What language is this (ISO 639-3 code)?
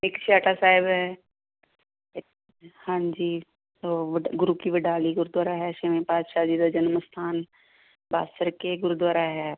pan